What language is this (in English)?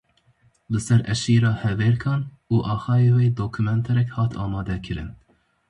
Kurdish